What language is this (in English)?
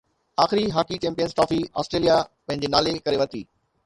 Sindhi